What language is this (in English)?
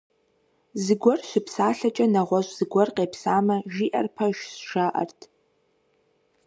Kabardian